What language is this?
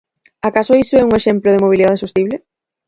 Galician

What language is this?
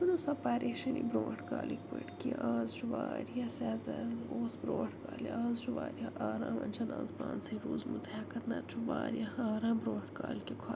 Kashmiri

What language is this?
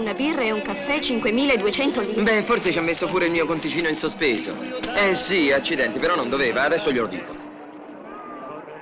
Italian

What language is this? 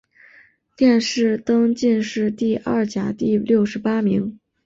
Chinese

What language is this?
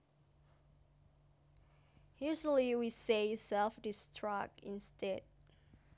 Javanese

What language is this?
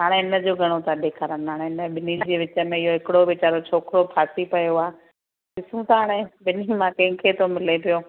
Sindhi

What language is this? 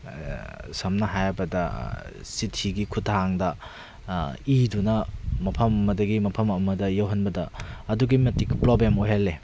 Manipuri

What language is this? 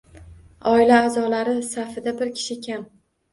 Uzbek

